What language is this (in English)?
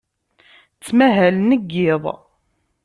Kabyle